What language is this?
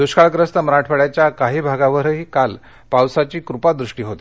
Marathi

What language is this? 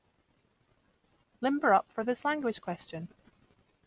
English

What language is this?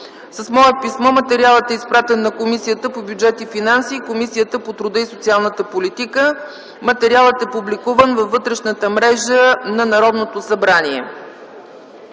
Bulgarian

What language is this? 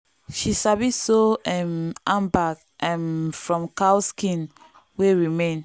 Nigerian Pidgin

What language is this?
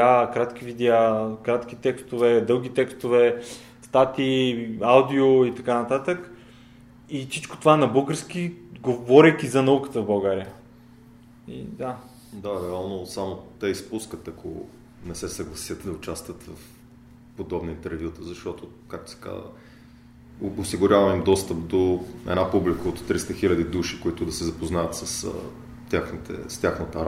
Bulgarian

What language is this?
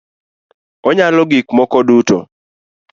Luo (Kenya and Tanzania)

